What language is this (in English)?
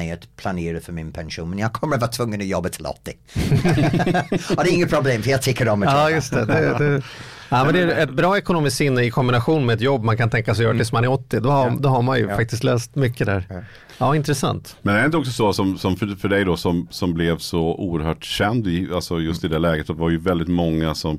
Swedish